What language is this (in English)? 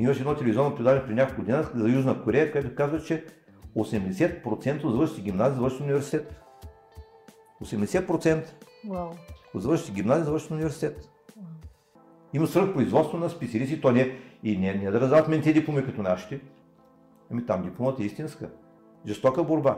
Bulgarian